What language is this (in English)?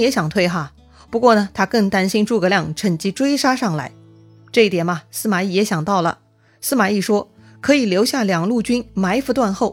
Chinese